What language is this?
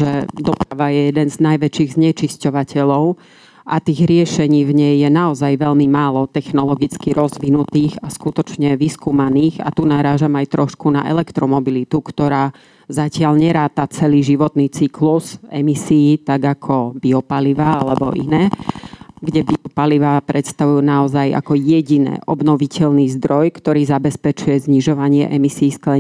Slovak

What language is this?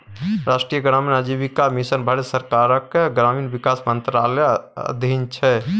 Maithili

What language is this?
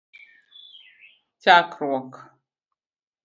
Luo (Kenya and Tanzania)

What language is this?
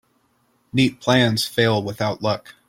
English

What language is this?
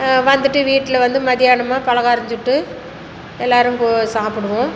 Tamil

